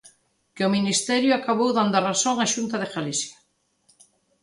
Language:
Galician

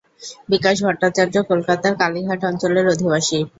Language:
Bangla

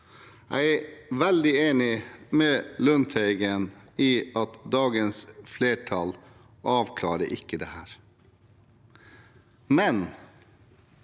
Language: Norwegian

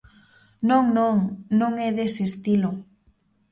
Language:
Galician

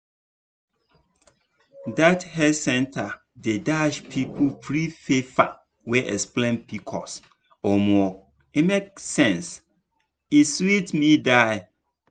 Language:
Nigerian Pidgin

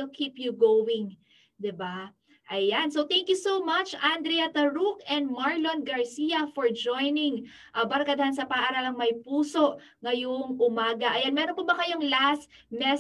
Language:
Filipino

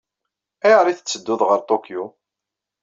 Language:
Kabyle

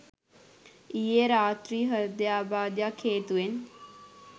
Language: Sinhala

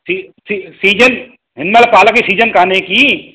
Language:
Sindhi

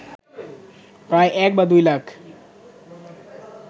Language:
Bangla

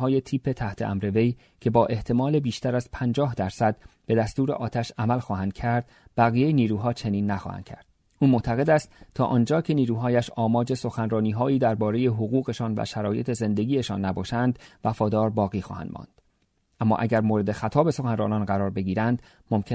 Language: Persian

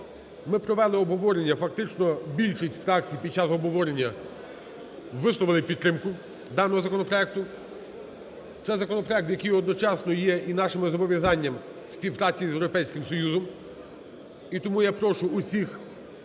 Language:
Ukrainian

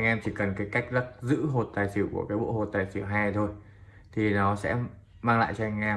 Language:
Vietnamese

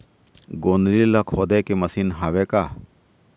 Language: Chhattisgarhi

